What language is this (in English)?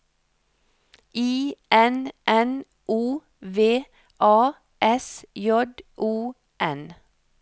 Norwegian